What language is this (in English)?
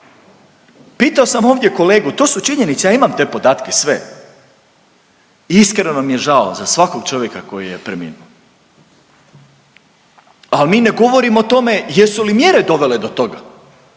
Croatian